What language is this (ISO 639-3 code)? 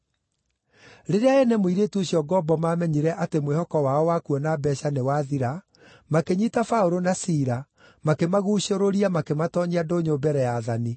kik